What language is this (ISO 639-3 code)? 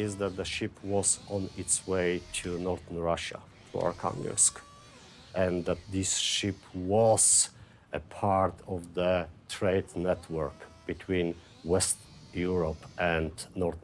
eng